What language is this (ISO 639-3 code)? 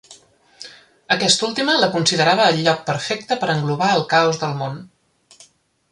cat